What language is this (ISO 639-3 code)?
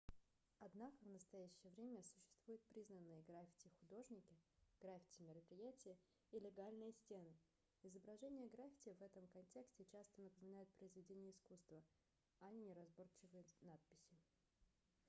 rus